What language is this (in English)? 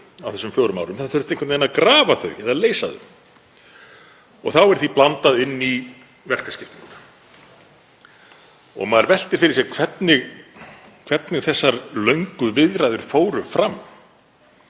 Icelandic